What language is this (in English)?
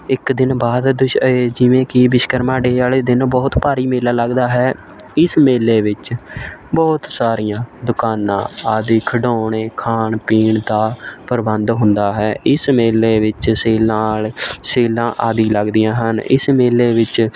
Punjabi